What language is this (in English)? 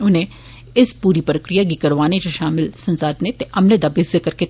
Dogri